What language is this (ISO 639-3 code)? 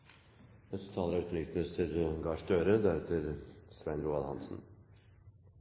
nno